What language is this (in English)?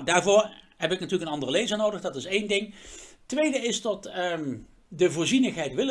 Dutch